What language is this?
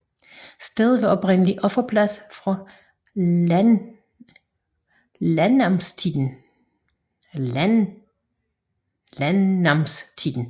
Danish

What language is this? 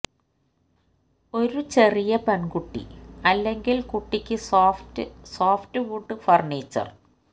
Malayalam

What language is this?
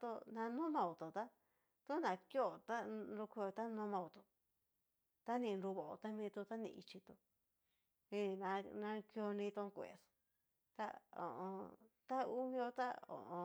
Cacaloxtepec Mixtec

